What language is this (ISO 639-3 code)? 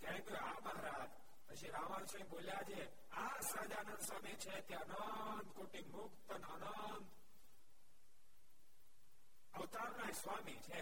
guj